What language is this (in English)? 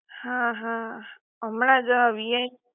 Gujarati